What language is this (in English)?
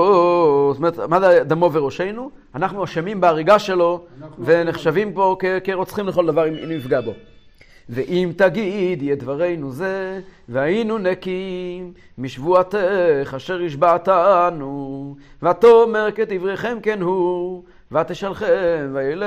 Hebrew